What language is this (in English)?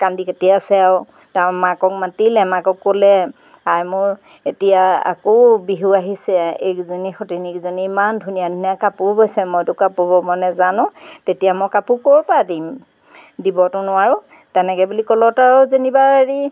Assamese